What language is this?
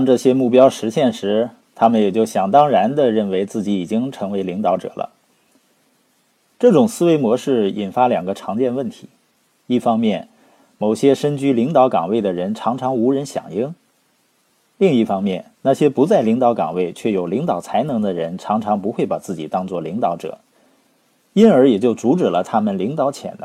Chinese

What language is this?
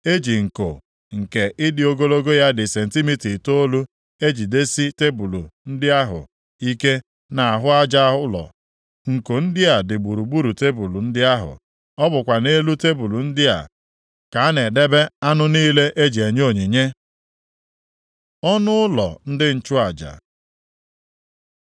Igbo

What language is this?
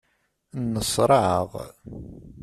Kabyle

